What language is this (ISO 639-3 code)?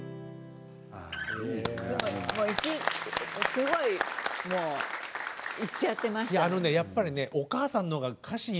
jpn